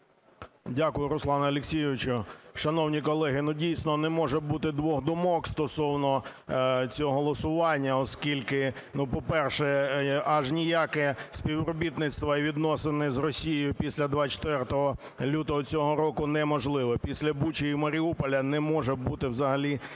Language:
Ukrainian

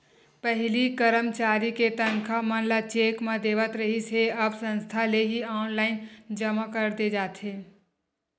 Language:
Chhattisgarhi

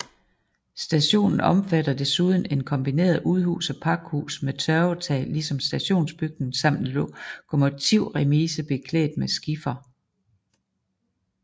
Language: Danish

